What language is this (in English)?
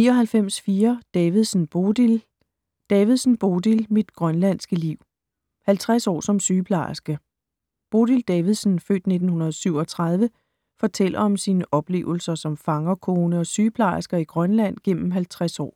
Danish